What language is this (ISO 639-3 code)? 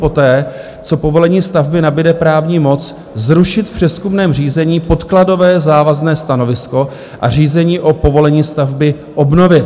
ces